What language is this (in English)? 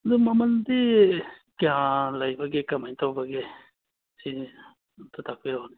Manipuri